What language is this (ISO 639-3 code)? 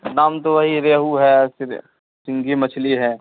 urd